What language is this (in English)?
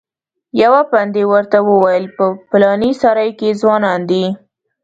Pashto